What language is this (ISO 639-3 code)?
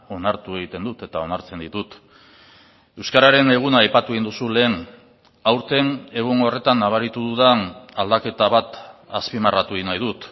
eus